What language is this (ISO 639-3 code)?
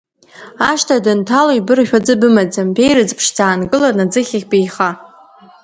abk